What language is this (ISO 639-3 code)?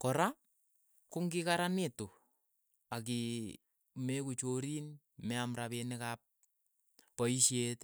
eyo